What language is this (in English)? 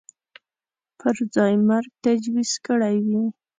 Pashto